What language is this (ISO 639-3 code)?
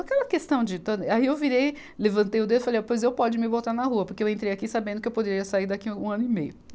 por